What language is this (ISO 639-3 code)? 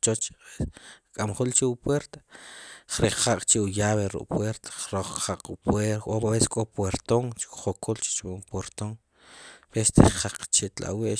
qum